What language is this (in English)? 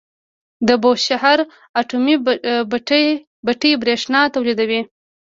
Pashto